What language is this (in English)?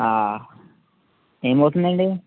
Telugu